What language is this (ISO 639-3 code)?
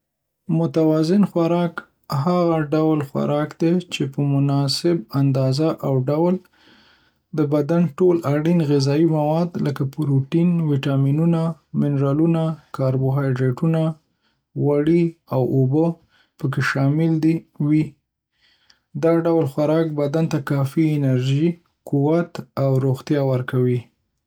pus